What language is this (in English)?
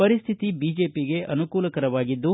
Kannada